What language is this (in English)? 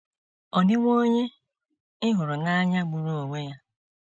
Igbo